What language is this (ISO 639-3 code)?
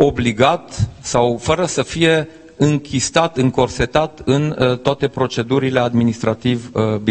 ron